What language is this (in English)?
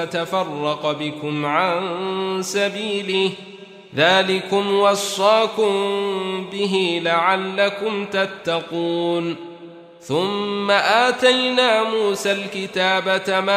Arabic